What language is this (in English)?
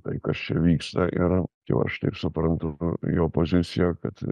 Lithuanian